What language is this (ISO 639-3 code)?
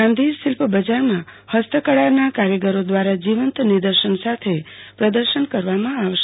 guj